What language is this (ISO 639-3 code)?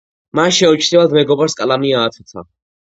kat